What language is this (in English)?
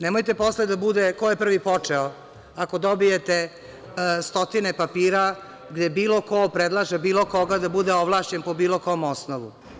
Serbian